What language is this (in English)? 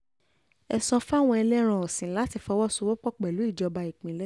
Yoruba